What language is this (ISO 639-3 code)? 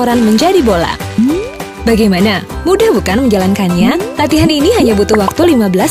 ind